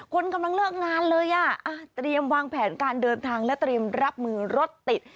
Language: Thai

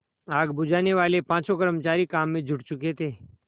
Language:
Hindi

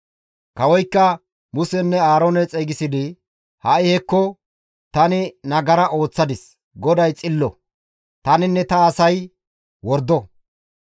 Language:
Gamo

